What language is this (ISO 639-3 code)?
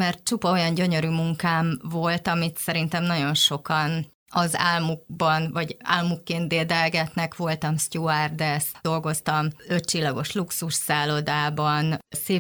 hun